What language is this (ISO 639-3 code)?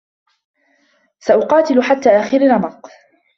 ara